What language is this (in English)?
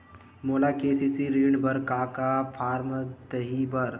Chhattisgarhi